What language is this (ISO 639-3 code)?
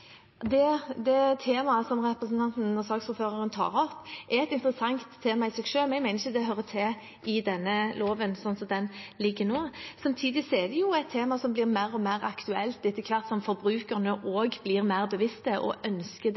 nob